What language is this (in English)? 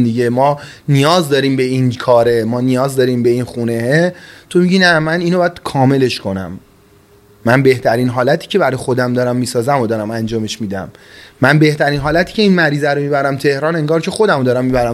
Persian